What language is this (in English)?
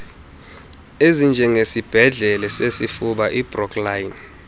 Xhosa